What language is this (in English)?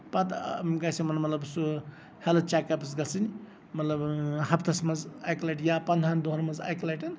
Kashmiri